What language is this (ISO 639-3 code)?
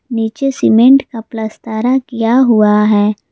hin